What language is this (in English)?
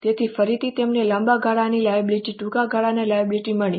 Gujarati